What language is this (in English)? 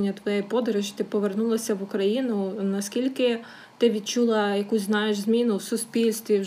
Ukrainian